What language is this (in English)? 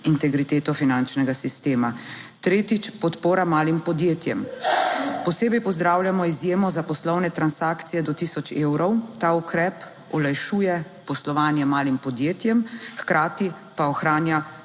Slovenian